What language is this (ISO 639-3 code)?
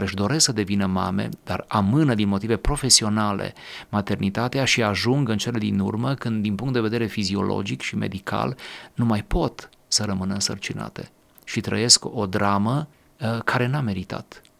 ron